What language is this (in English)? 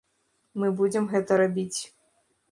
Belarusian